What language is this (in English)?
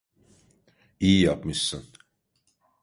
Turkish